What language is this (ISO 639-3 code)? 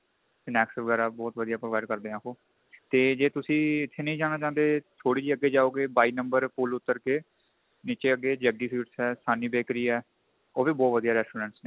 pan